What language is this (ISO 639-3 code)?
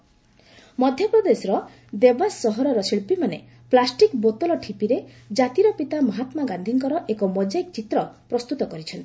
ori